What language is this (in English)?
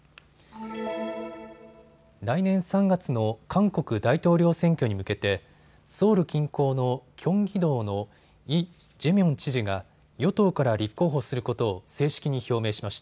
Japanese